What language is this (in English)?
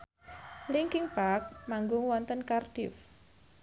Javanese